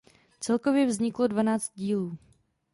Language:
Czech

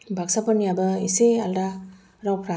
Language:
Bodo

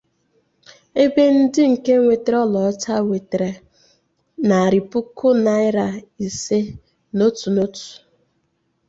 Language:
Igbo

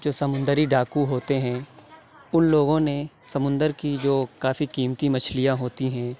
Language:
Urdu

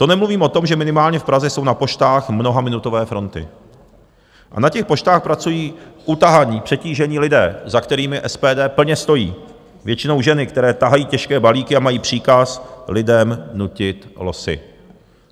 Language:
Czech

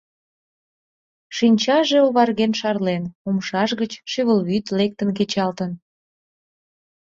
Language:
Mari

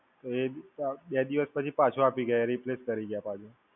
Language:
Gujarati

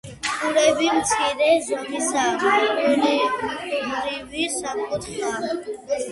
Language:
Georgian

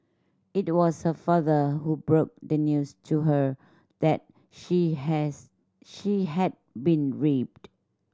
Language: English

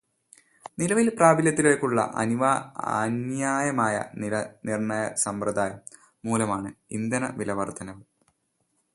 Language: Malayalam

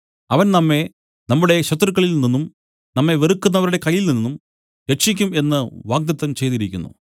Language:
Malayalam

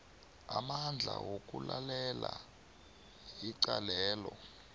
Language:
South Ndebele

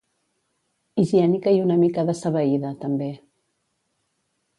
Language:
Catalan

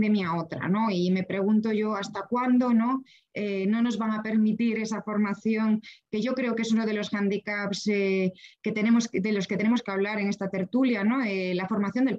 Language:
Spanish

